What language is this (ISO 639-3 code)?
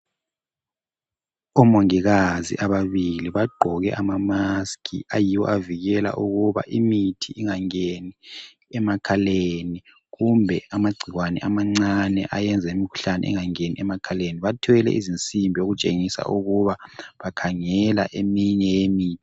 nde